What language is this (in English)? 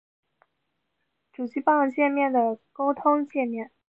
Chinese